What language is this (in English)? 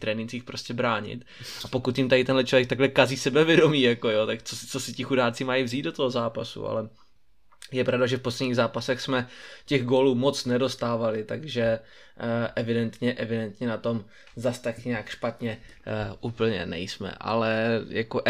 Czech